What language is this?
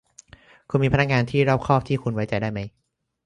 Thai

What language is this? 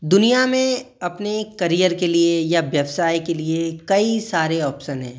Hindi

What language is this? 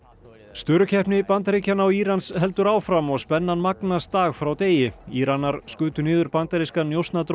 Icelandic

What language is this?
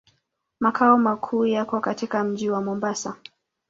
Swahili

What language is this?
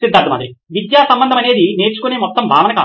Telugu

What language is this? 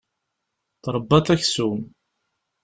Kabyle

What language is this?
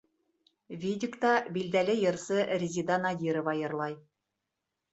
Bashkir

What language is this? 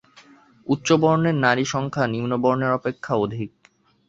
Bangla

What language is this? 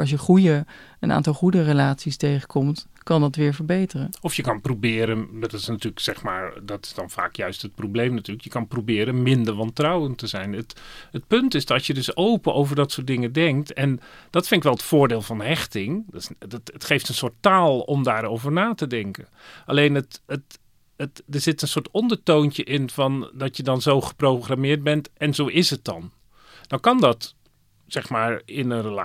Dutch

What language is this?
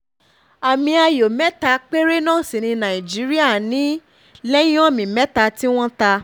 Yoruba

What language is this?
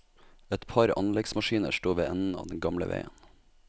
Norwegian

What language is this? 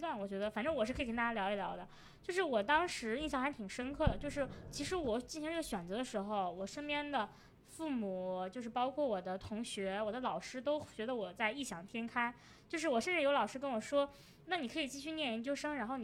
Chinese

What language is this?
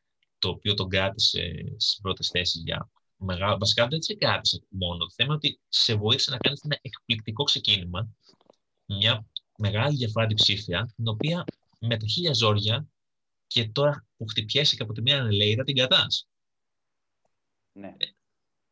Greek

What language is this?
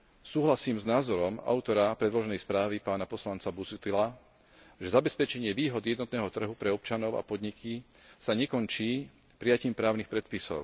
Slovak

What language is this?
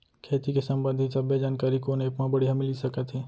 Chhattisgarhi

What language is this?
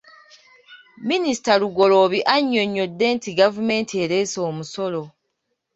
Ganda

